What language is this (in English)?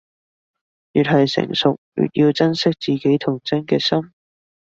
Cantonese